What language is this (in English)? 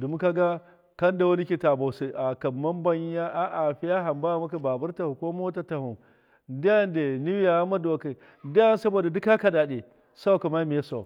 Miya